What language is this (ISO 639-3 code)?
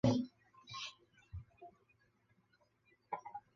zho